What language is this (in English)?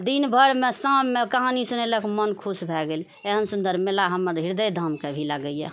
Maithili